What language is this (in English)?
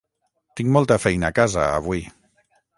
Catalan